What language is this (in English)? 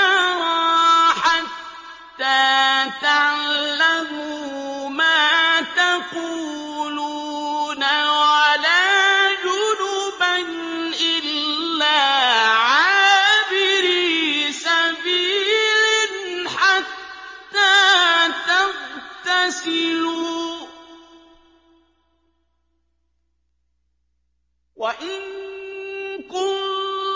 Arabic